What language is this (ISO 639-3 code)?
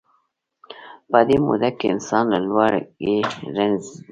pus